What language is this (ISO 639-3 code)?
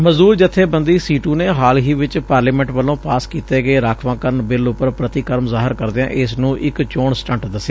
pan